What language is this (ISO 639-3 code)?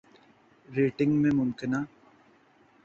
urd